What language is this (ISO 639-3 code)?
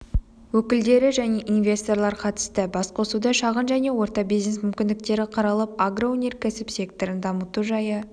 kaz